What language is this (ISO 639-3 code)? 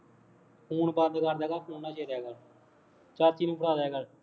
pan